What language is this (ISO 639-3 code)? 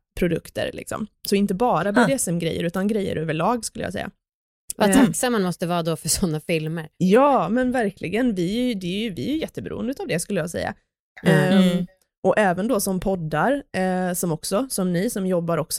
swe